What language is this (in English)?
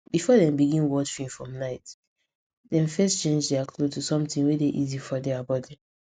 Nigerian Pidgin